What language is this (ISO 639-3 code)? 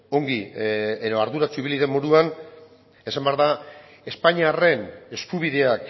eus